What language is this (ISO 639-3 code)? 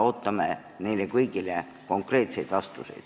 est